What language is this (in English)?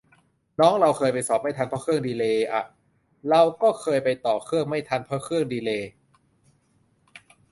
Thai